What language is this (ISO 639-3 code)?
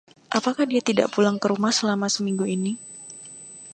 ind